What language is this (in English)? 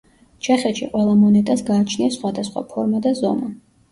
Georgian